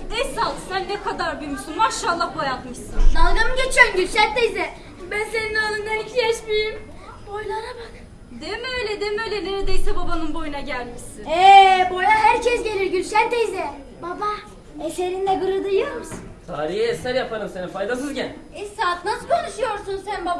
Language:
Turkish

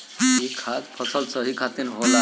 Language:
Bhojpuri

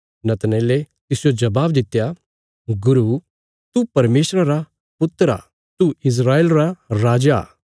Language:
Bilaspuri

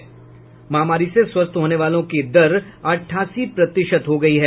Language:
Hindi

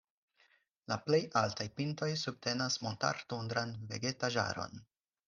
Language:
Esperanto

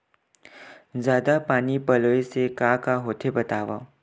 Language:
Chhattisgarhi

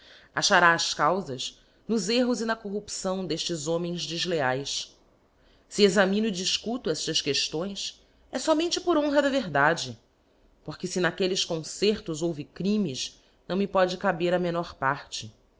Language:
Portuguese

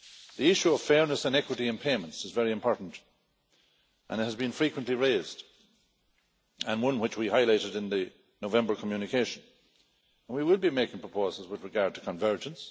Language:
English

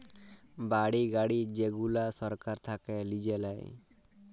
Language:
Bangla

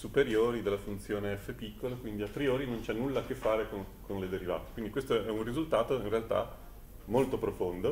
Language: Italian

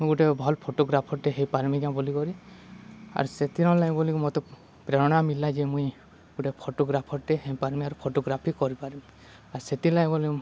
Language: Odia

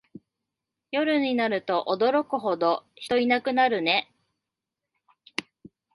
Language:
Japanese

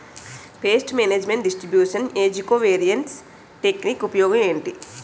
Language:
Telugu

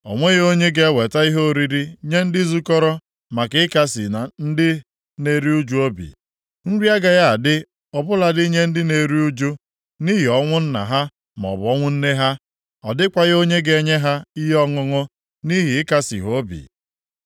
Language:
Igbo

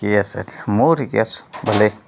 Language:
Assamese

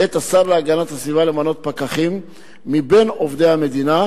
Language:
Hebrew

